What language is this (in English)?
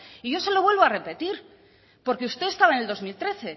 Spanish